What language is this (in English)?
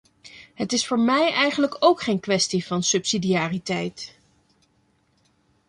Dutch